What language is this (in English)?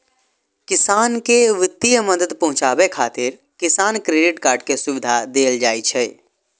Maithili